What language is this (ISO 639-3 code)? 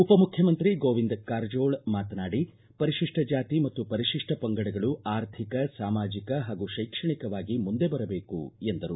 kan